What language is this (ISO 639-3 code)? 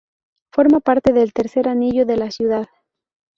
spa